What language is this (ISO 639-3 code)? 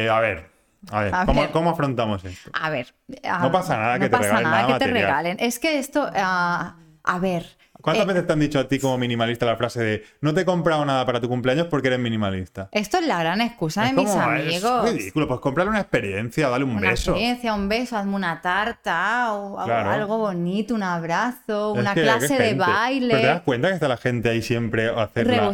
spa